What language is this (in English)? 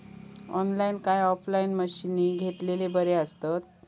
Marathi